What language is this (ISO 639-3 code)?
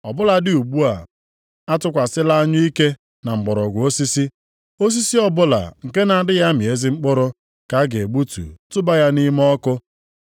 ibo